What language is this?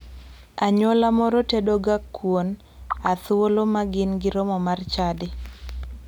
Luo (Kenya and Tanzania)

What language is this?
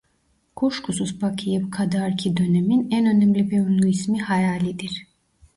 Turkish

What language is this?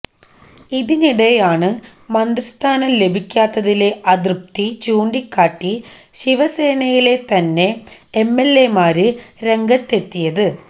Malayalam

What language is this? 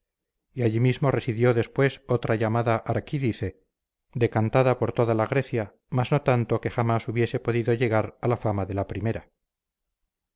Spanish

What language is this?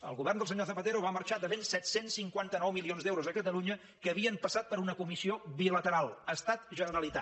Catalan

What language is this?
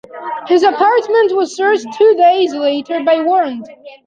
English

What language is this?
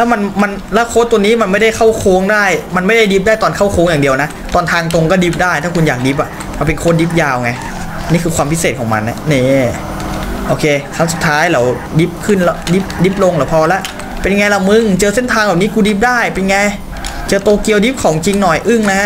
Thai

